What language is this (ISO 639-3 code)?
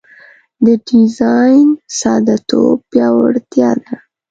pus